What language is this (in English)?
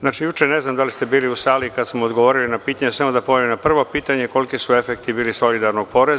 Serbian